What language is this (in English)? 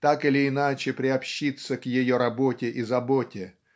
Russian